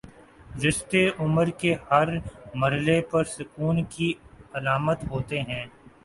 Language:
Urdu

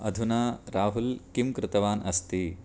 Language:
Sanskrit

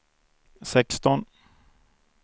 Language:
Swedish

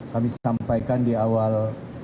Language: Indonesian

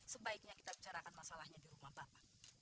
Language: Indonesian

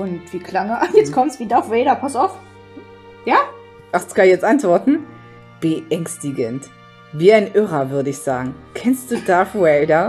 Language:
German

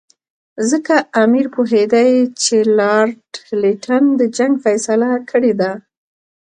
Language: Pashto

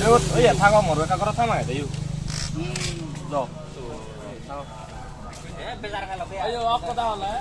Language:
Indonesian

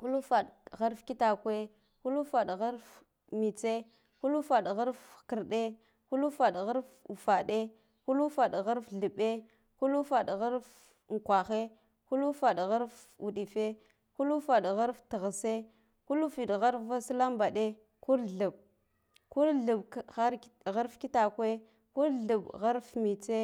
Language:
Guduf-Gava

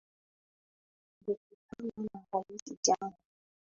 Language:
Swahili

